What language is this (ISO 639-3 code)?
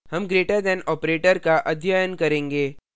hin